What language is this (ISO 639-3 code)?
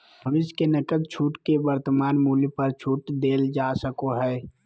mag